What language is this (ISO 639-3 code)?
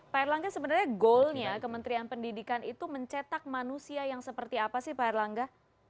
ind